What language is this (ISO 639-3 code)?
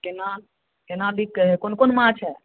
mai